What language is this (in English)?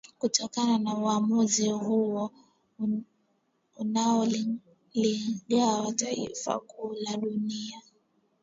Swahili